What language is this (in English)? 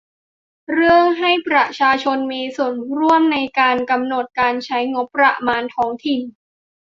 Thai